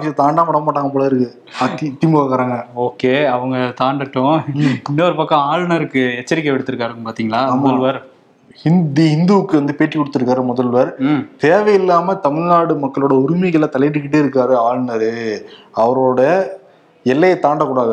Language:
Tamil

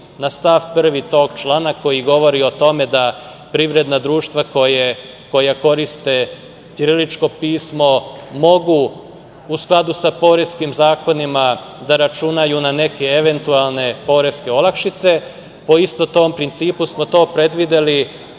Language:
Serbian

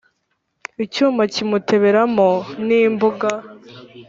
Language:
Kinyarwanda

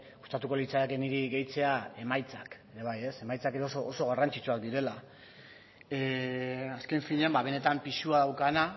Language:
Basque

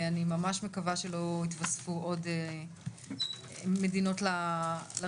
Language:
Hebrew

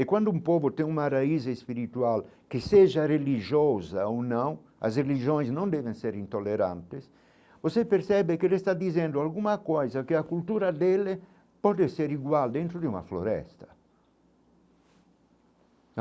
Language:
Portuguese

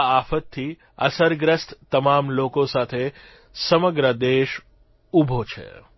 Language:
Gujarati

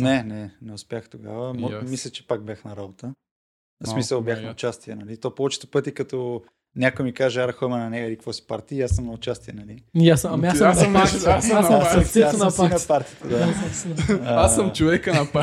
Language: Bulgarian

